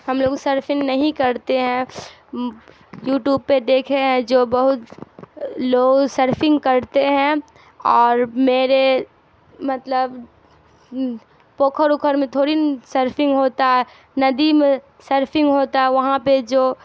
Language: Urdu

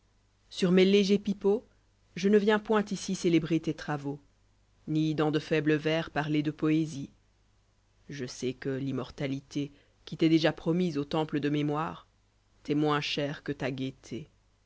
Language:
French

